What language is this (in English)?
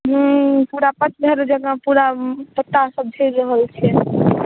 Maithili